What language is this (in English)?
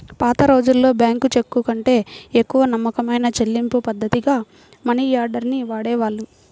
Telugu